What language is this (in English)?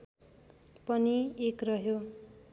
Nepali